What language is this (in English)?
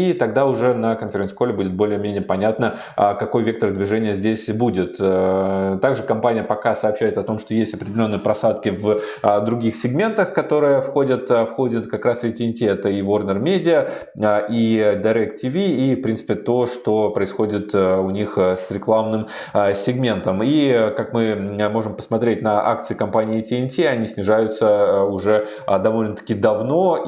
Russian